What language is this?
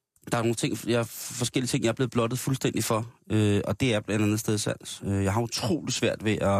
Danish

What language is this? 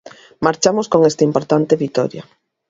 Galician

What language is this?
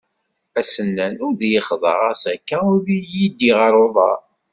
Kabyle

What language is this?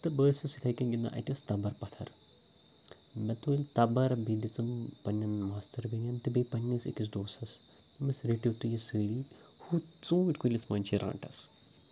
Kashmiri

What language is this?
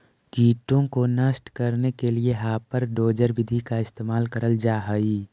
Magahi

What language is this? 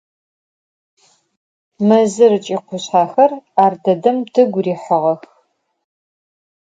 Adyghe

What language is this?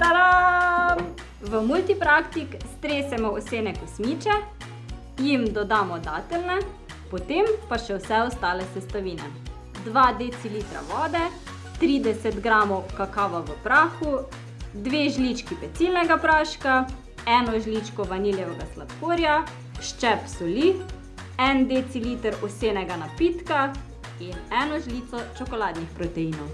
Slovenian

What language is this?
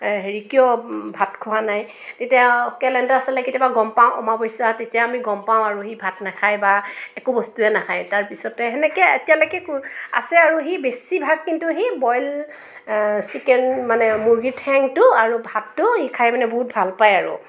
Assamese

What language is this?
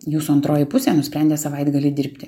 Lithuanian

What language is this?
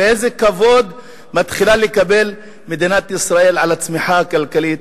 Hebrew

